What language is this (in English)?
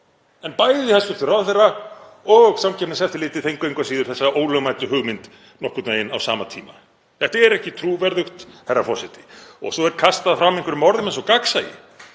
Icelandic